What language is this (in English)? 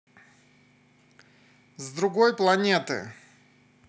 Russian